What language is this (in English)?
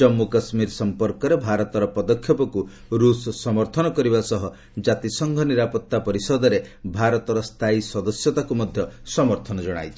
Odia